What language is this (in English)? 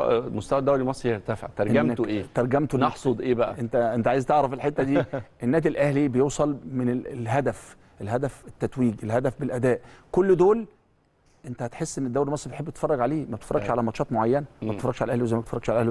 Arabic